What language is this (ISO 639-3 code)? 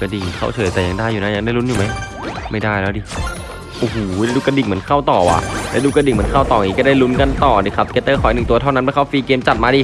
tha